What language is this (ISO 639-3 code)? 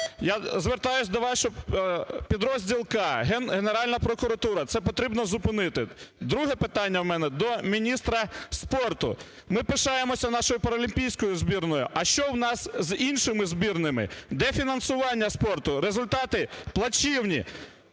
ukr